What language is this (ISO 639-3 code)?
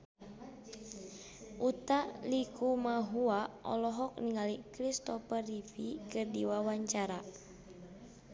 sun